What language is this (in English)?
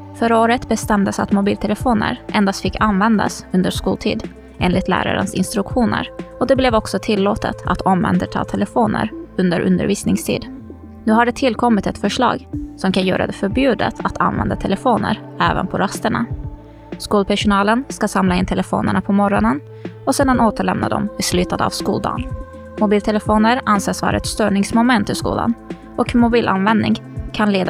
Swedish